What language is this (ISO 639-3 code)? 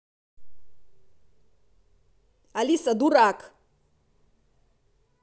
rus